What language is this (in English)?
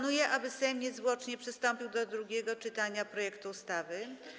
Polish